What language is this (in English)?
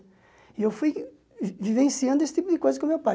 Portuguese